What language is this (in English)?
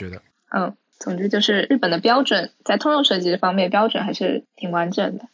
Chinese